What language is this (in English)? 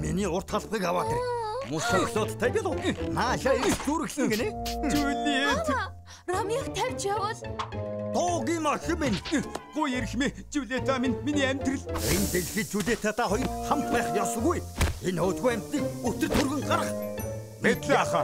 Turkish